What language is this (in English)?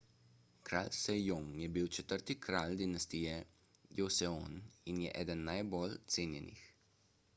Slovenian